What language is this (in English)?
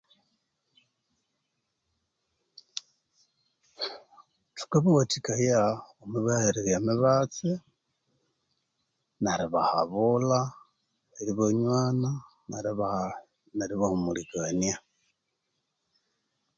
Konzo